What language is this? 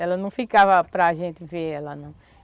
Portuguese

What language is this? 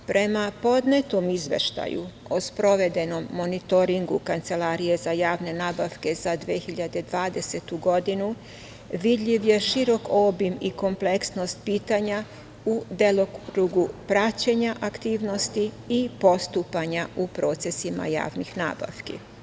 Serbian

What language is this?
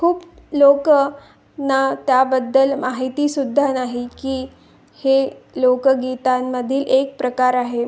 Marathi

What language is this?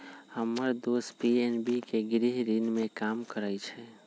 Magahi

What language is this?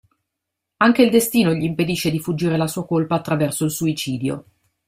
Italian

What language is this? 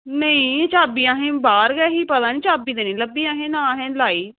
Dogri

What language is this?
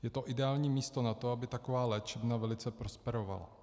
Czech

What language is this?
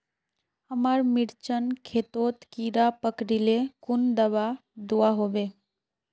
Magahi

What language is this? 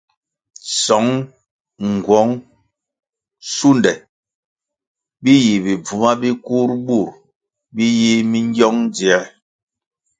Kwasio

